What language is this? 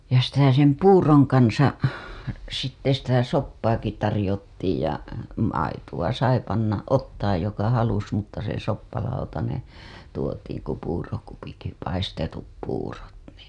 Finnish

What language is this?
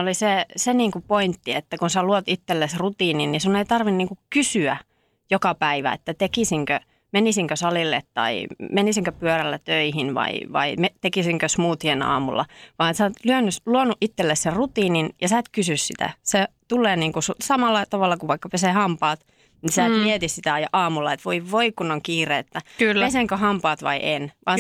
Finnish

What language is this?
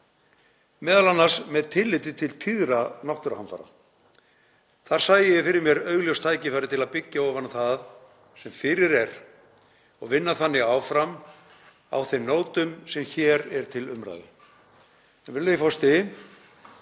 Icelandic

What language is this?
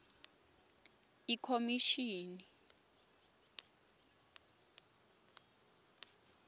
Swati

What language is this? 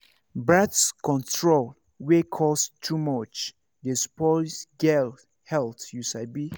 Nigerian Pidgin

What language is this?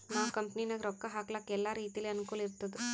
Kannada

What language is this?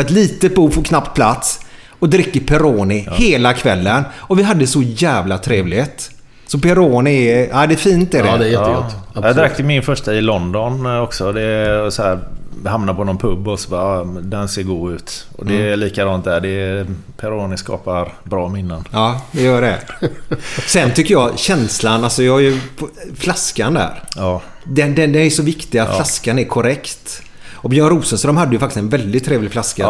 Swedish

